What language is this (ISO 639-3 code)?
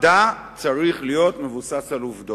heb